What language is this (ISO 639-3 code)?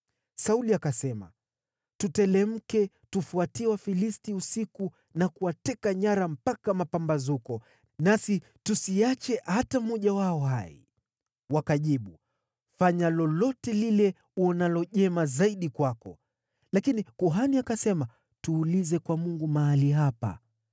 swa